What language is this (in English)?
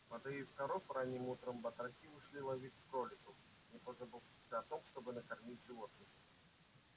Russian